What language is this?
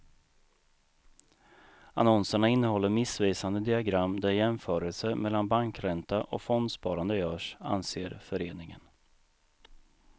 Swedish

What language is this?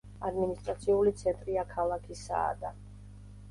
Georgian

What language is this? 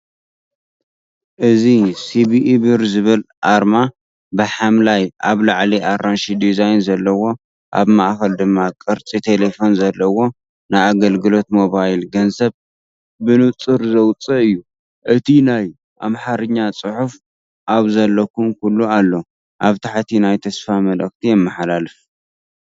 Tigrinya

